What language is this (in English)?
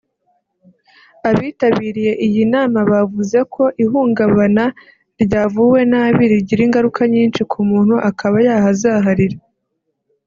Kinyarwanda